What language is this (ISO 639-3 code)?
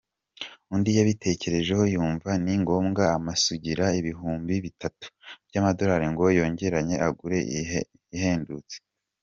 kin